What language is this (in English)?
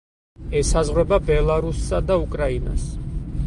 Georgian